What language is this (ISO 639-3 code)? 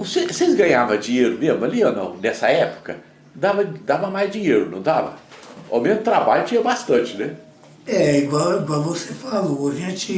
por